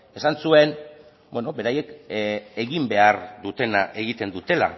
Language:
Basque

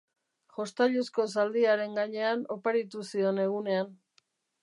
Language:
Basque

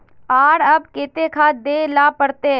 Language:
Magahi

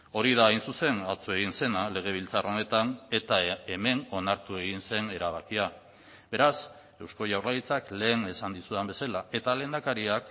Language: Basque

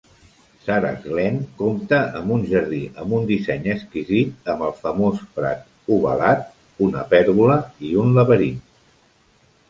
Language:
Catalan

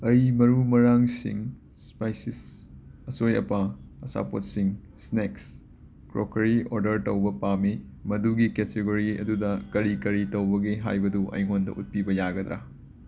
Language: Manipuri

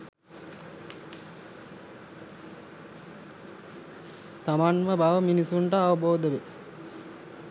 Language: Sinhala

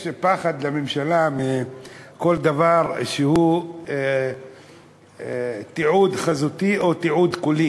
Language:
Hebrew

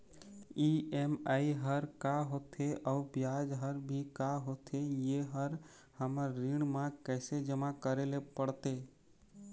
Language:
Chhattisgarhi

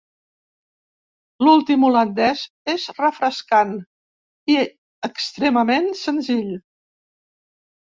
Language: Catalan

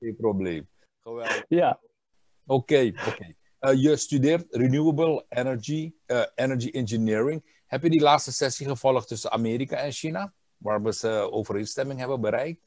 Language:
Dutch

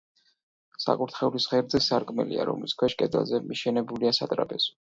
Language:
Georgian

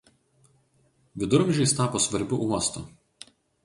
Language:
Lithuanian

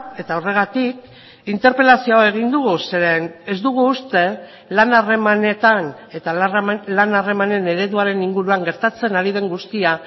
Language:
Basque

